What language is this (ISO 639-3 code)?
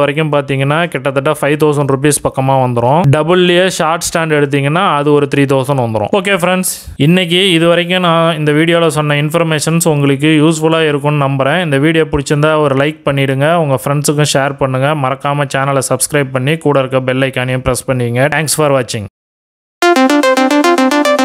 tam